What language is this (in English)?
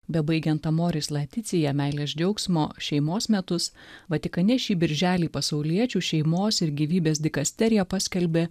Lithuanian